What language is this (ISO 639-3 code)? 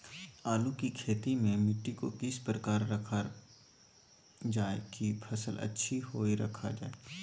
mag